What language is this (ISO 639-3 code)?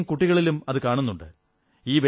mal